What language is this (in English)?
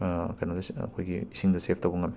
Manipuri